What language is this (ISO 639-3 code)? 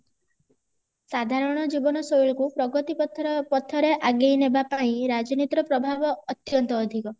ori